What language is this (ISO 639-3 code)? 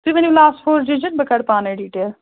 kas